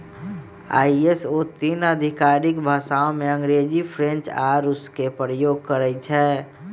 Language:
Magahi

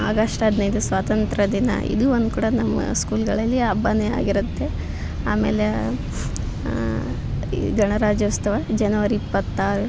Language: Kannada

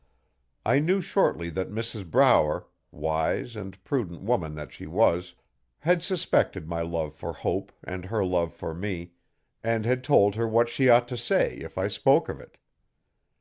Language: English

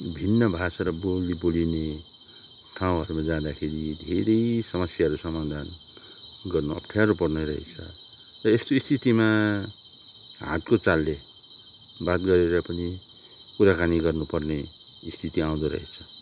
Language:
Nepali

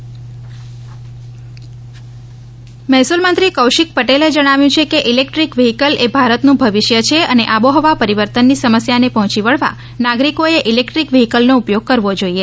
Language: Gujarati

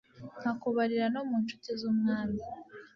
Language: Kinyarwanda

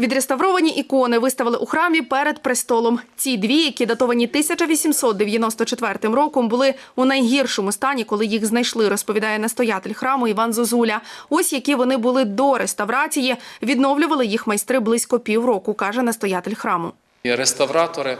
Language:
Ukrainian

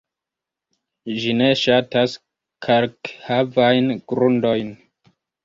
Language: Esperanto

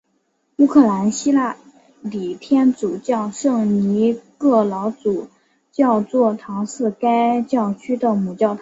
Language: Chinese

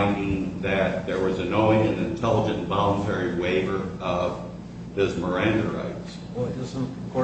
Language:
English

